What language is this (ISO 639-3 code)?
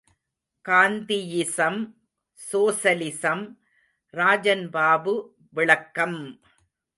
tam